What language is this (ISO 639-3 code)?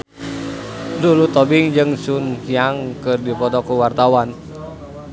sun